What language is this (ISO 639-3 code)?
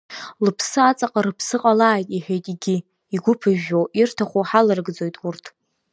abk